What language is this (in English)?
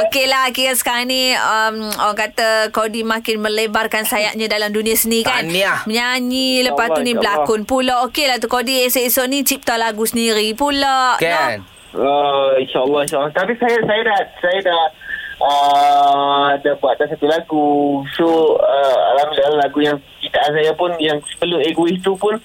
Malay